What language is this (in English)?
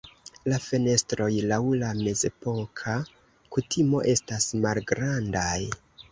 Esperanto